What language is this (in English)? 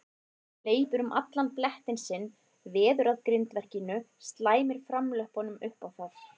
Icelandic